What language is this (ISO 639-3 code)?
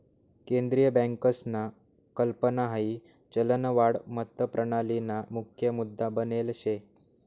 mar